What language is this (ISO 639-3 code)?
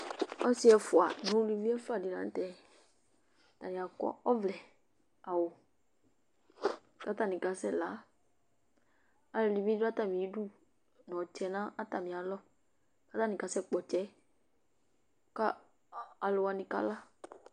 kpo